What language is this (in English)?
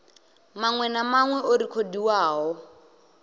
Venda